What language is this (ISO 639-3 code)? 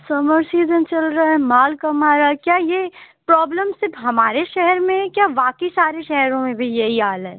urd